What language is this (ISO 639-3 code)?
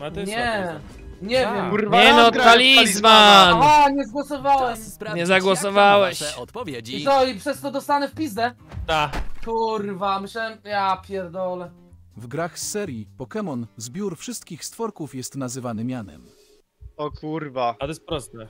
pol